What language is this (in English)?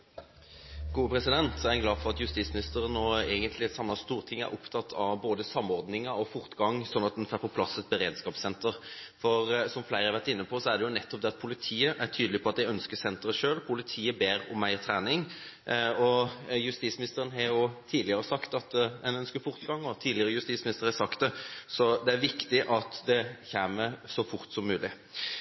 Norwegian Bokmål